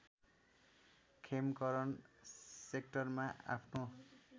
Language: Nepali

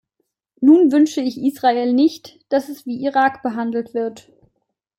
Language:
German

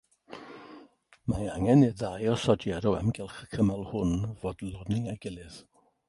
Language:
Welsh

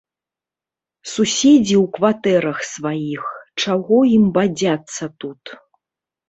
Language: Belarusian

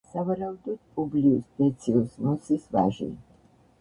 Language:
Georgian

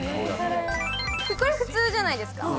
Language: Japanese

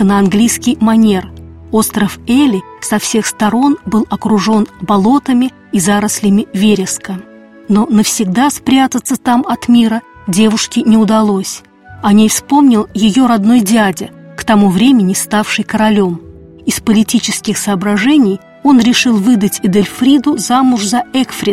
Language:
Russian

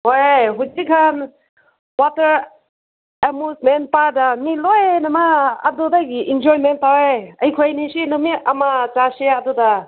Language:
Manipuri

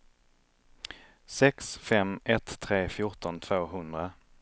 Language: Swedish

